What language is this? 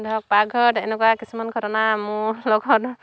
Assamese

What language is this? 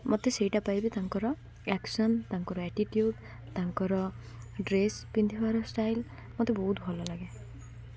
Odia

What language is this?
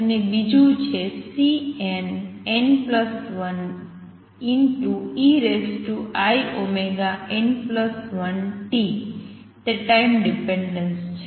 Gujarati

